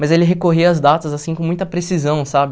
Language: Portuguese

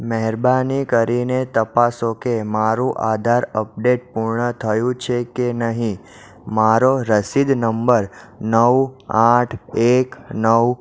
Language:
Gujarati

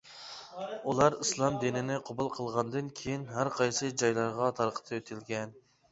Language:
Uyghur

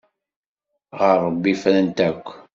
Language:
Kabyle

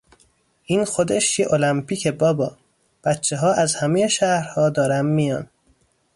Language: Persian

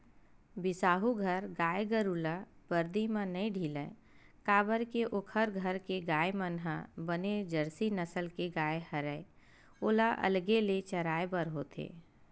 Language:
Chhattisgarhi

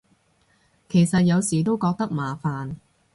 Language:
Cantonese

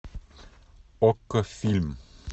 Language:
Russian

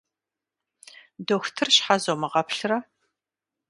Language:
Kabardian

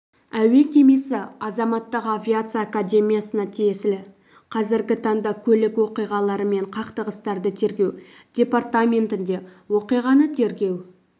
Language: Kazakh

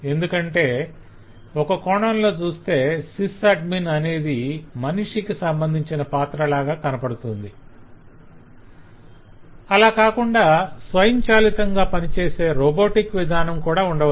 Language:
Telugu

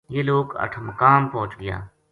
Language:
Gujari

